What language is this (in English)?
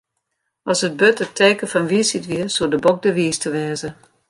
Western Frisian